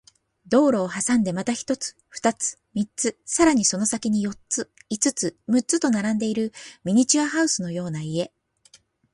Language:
Japanese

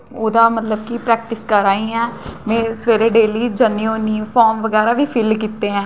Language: Dogri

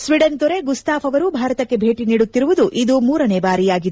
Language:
Kannada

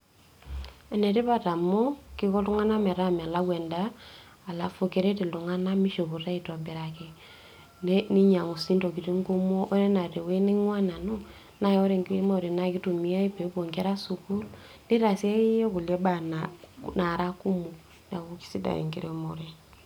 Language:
Masai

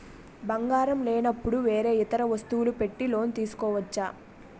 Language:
Telugu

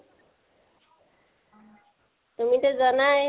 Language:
Assamese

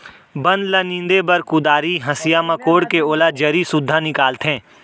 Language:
Chhattisgarhi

